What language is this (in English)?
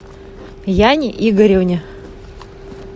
Russian